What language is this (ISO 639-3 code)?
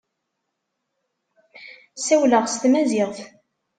kab